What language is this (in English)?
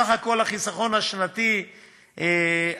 Hebrew